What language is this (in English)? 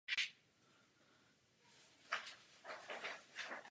Czech